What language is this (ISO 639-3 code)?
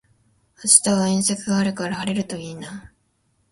jpn